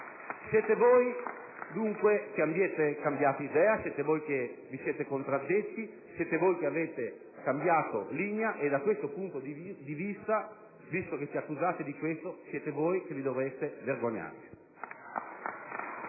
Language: Italian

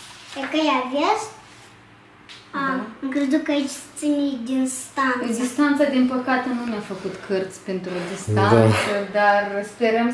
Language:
Romanian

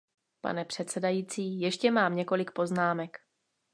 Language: Czech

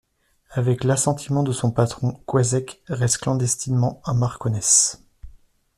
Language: French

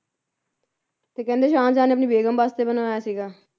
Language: Punjabi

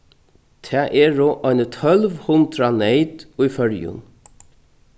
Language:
Faroese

